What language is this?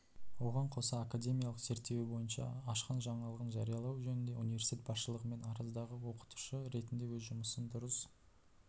Kazakh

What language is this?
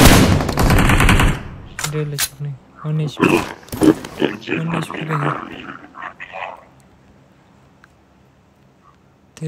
Romanian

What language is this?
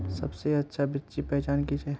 Magahi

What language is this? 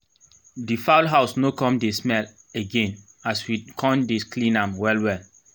Nigerian Pidgin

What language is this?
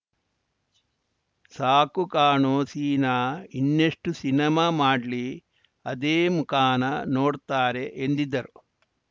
Kannada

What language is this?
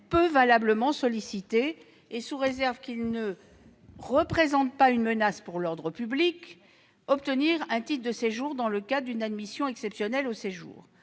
French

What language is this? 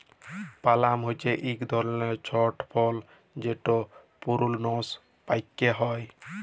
Bangla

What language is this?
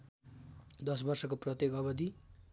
Nepali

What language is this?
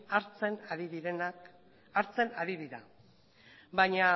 Basque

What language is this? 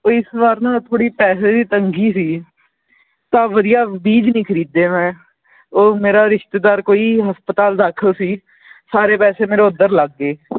Punjabi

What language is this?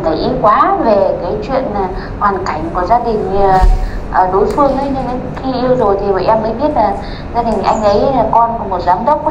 Vietnamese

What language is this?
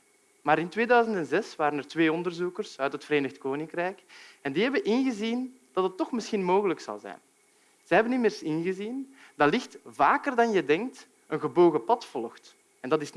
Dutch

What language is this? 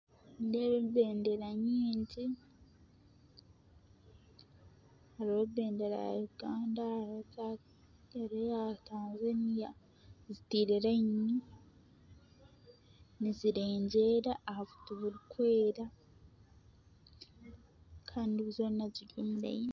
Nyankole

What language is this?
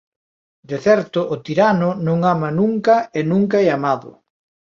Galician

